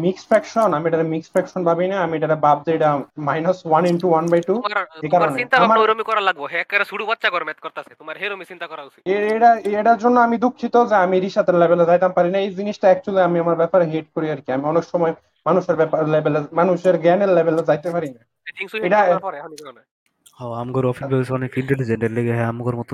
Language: Bangla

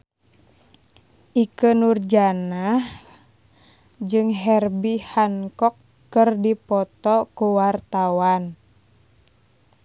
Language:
Sundanese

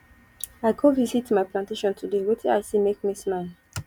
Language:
Nigerian Pidgin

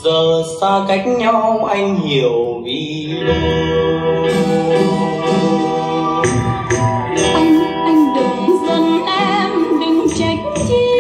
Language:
Vietnamese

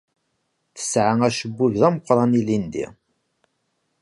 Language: Kabyle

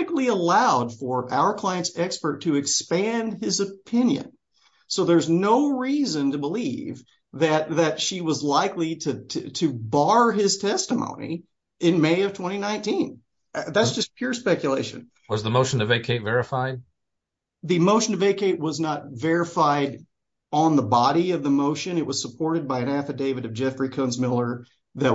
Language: English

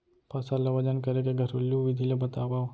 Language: Chhattisgarhi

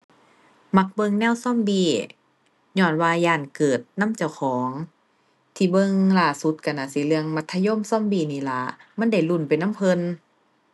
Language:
Thai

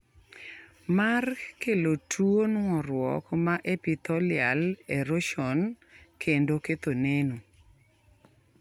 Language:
Luo (Kenya and Tanzania)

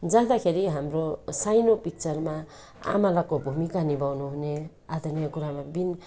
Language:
Nepali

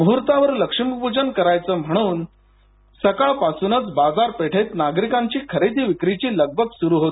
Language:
Marathi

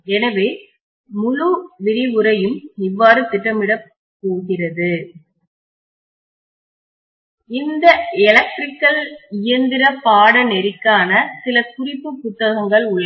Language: Tamil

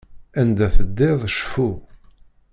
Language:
Kabyle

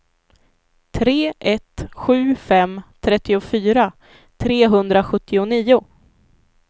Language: Swedish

